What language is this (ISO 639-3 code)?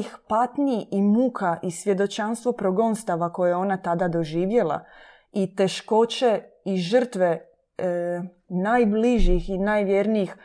hrv